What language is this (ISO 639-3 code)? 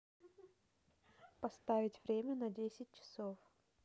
rus